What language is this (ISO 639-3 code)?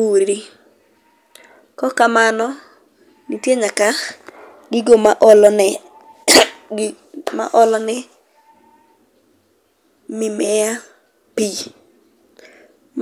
luo